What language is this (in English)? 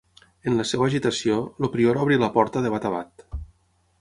Catalan